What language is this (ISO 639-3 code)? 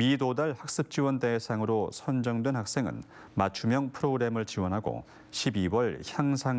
kor